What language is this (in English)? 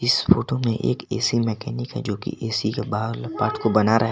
Hindi